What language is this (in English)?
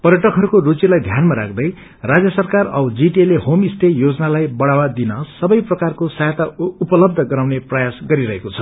Nepali